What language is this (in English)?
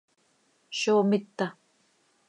Seri